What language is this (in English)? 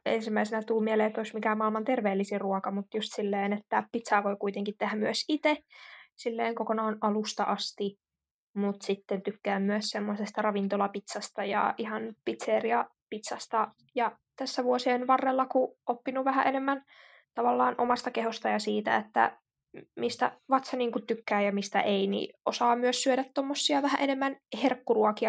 Finnish